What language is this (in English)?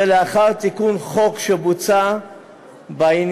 Hebrew